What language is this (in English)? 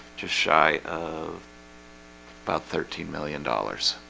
English